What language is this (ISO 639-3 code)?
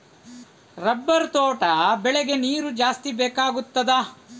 kan